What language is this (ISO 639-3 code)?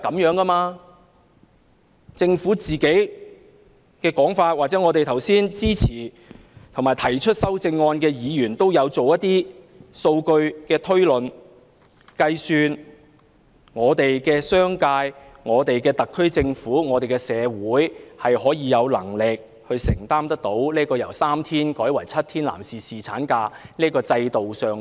yue